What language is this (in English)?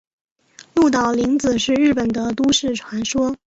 Chinese